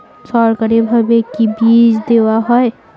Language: Bangla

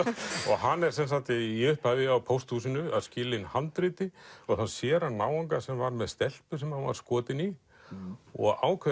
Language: Icelandic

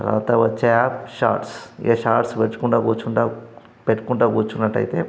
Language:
Telugu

